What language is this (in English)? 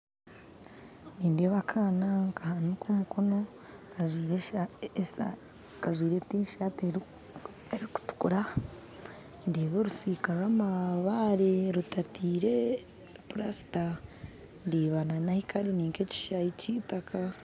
Nyankole